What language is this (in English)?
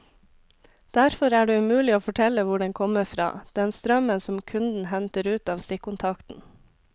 Norwegian